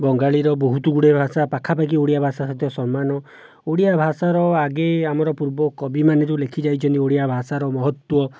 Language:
Odia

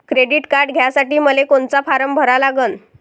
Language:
Marathi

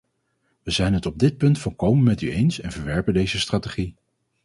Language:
Dutch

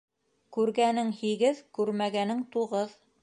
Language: Bashkir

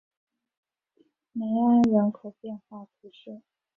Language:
Chinese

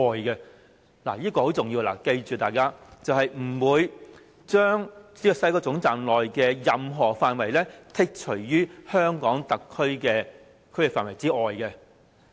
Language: Cantonese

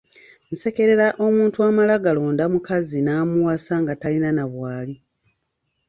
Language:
Ganda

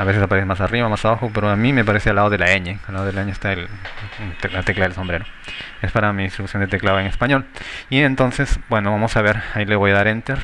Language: Spanish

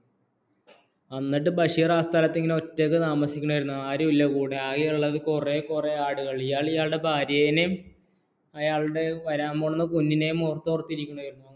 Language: Malayalam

